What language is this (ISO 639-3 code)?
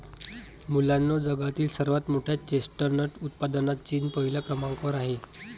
mar